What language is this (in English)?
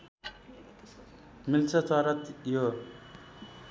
Nepali